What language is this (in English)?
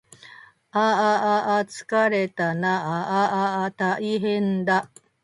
Japanese